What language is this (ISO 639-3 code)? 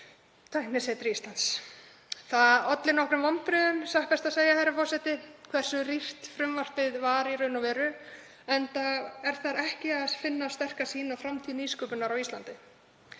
isl